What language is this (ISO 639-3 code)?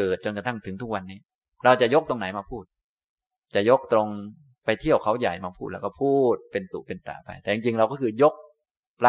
tha